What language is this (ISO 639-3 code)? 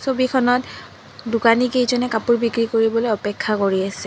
asm